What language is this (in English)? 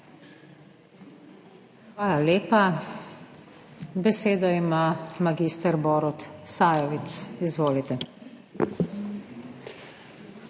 Slovenian